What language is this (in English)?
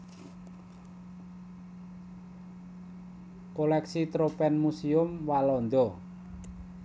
Javanese